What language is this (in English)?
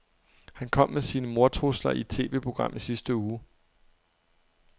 Danish